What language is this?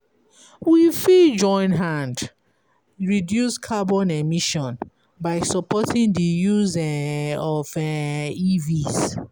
Nigerian Pidgin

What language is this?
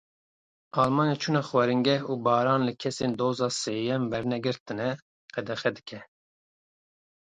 Kurdish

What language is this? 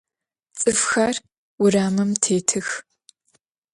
Adyghe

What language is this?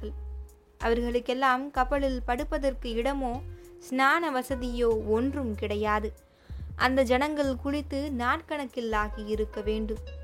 Tamil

